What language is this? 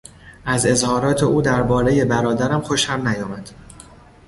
Persian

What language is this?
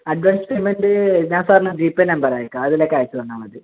Malayalam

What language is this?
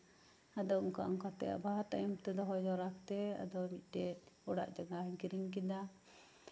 Santali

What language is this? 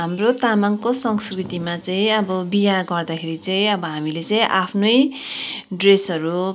Nepali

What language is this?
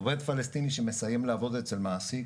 Hebrew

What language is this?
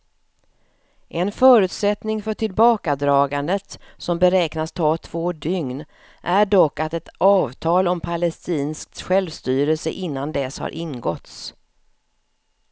Swedish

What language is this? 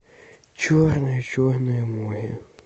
Russian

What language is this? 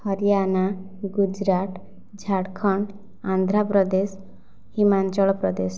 Odia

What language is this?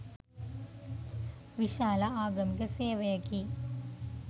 Sinhala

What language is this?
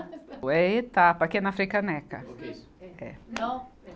Portuguese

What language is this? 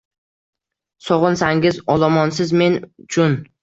Uzbek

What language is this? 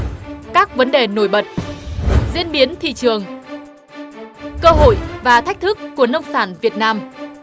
Vietnamese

